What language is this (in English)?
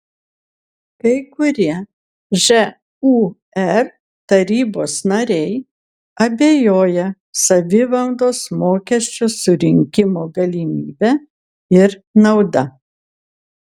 Lithuanian